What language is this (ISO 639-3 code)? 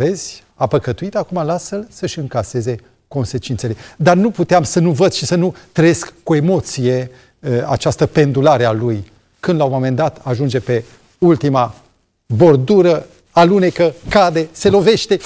ron